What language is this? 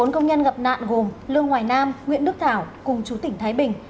Vietnamese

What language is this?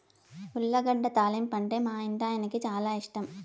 Telugu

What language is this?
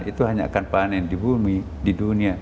Indonesian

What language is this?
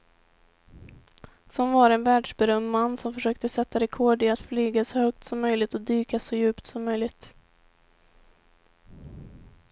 Swedish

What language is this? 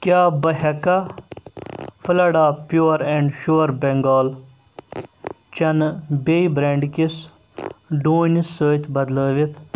Kashmiri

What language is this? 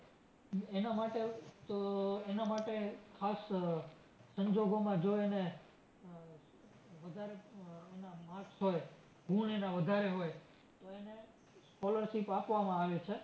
Gujarati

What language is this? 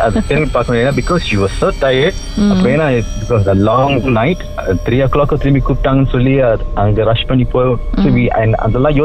Tamil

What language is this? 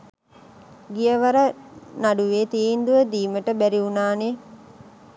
Sinhala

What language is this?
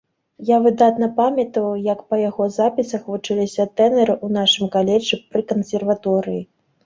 Belarusian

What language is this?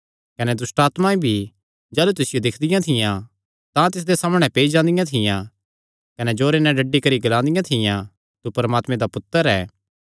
Kangri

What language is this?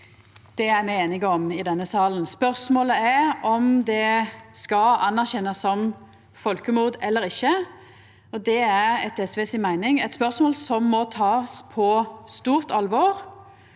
Norwegian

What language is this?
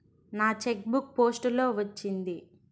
Telugu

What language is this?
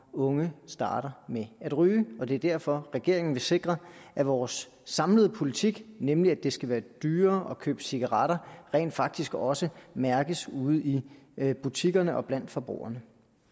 Danish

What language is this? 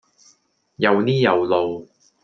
Cantonese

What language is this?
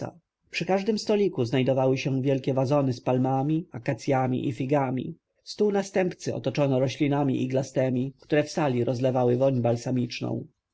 Polish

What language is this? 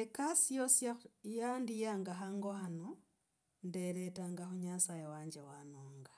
Logooli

